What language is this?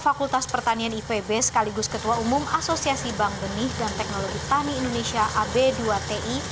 Indonesian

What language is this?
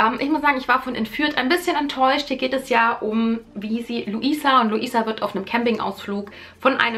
German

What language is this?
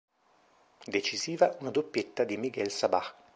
Italian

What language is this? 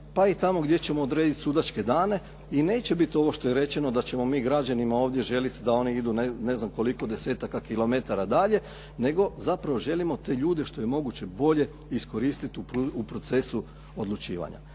Croatian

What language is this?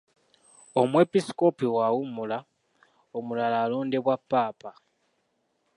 Ganda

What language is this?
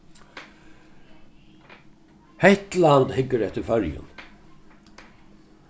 Faroese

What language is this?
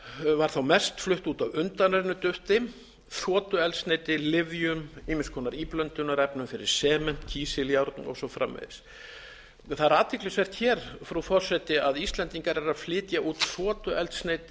Icelandic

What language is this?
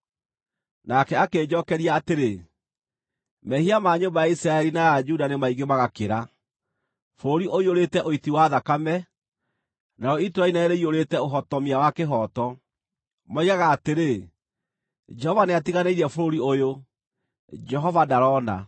Kikuyu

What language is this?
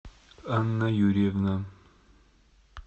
Russian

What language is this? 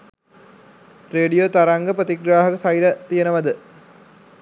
Sinhala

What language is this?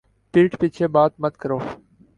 Urdu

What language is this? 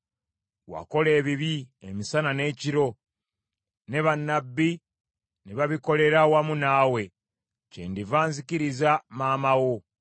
Ganda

